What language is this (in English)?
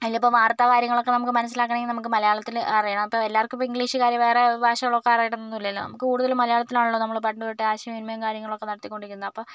Malayalam